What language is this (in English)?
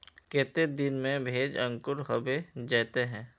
Magahi